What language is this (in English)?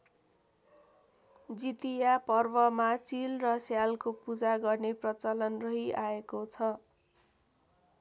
Nepali